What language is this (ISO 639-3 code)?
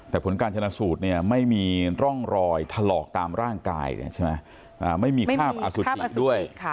tha